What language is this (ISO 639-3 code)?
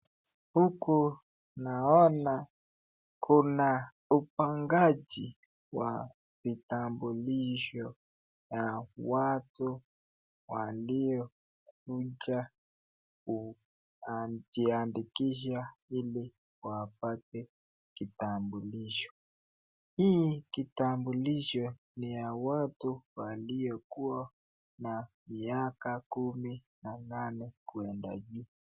swa